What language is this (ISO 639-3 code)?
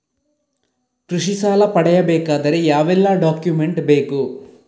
kan